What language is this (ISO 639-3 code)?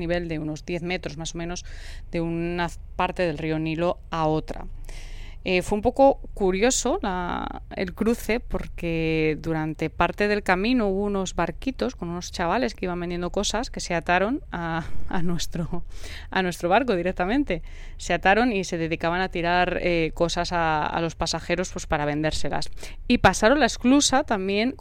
spa